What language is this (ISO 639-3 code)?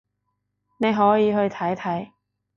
yue